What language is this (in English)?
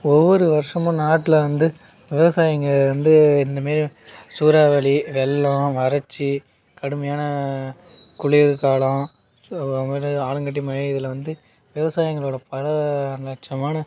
Tamil